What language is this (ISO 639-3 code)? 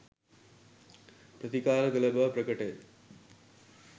sin